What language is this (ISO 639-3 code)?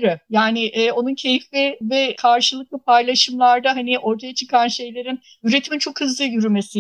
tur